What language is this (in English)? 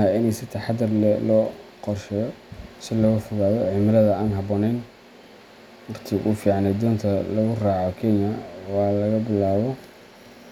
Somali